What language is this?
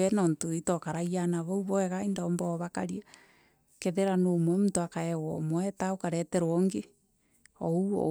Meru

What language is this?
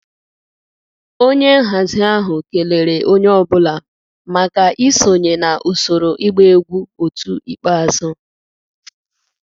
Igbo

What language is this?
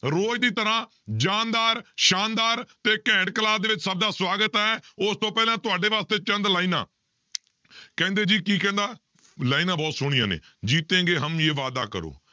Punjabi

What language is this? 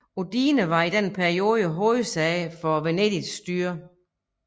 Danish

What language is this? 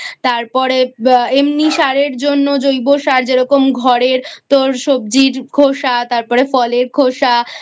Bangla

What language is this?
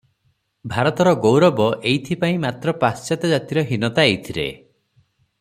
Odia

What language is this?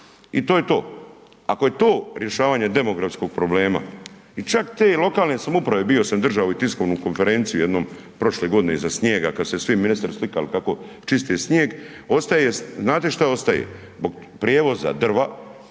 Croatian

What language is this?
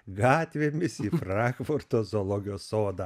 Lithuanian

